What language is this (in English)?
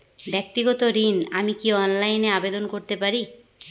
Bangla